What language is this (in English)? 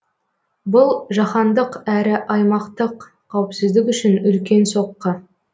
Kazakh